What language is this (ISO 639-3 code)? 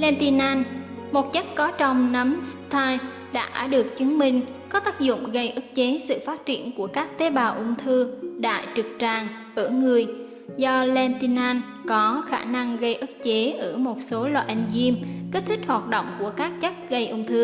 vie